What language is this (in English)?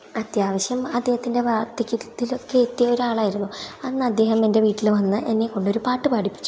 Malayalam